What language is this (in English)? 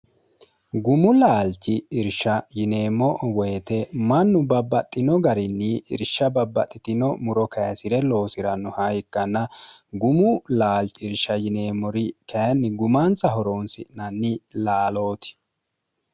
Sidamo